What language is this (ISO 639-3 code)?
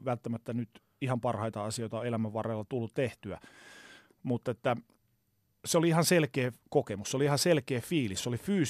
fin